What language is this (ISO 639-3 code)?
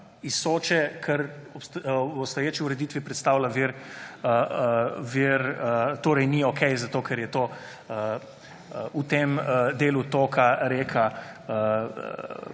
slv